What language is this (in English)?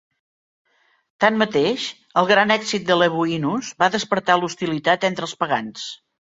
Catalan